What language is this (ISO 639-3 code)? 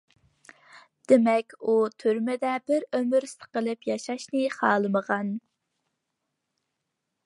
uig